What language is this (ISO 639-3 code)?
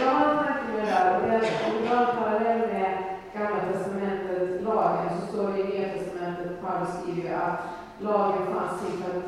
swe